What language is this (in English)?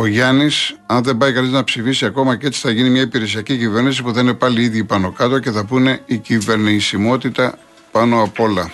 Greek